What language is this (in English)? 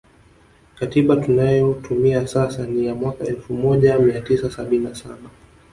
Swahili